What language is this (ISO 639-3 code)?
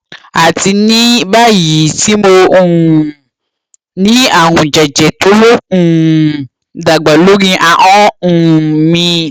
yor